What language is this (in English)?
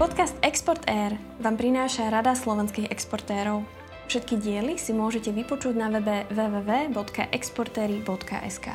Slovak